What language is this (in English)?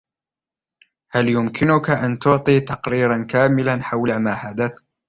Arabic